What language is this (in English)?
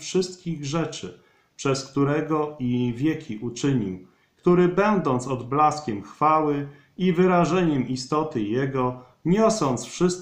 Polish